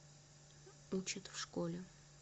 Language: Russian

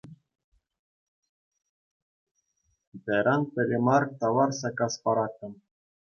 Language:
Chuvash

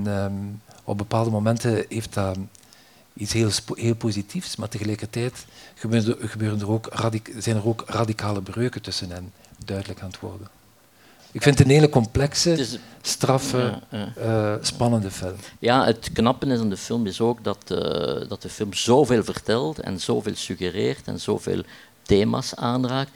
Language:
Dutch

